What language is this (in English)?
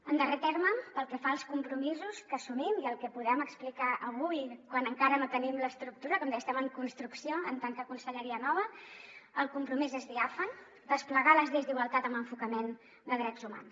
Catalan